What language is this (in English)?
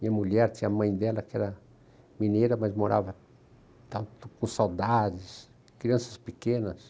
Portuguese